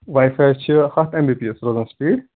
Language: Kashmiri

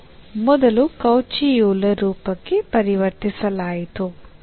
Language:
Kannada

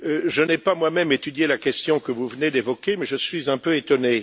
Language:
French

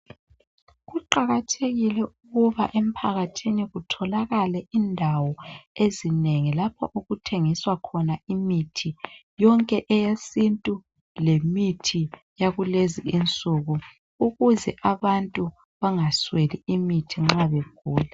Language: North Ndebele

